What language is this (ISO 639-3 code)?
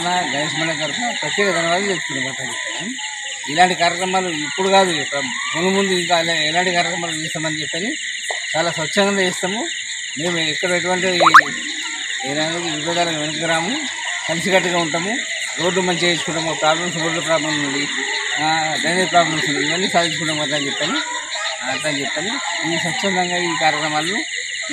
tel